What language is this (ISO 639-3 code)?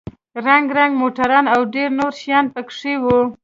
pus